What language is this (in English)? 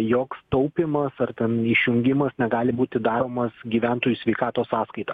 Lithuanian